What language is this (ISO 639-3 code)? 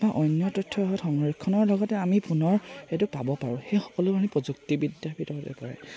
asm